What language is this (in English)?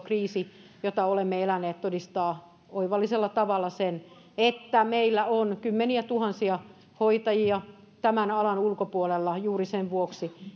Finnish